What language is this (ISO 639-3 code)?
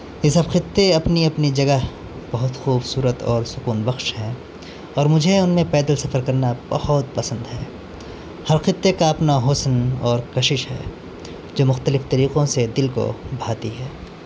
urd